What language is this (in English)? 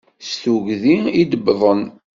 Kabyle